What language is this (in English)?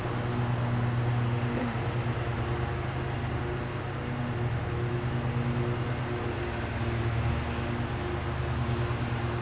English